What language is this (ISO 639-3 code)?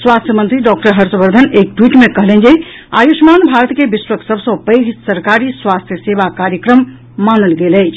mai